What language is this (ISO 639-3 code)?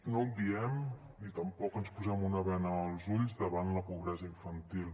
cat